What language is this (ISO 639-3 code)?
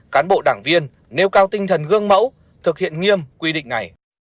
vie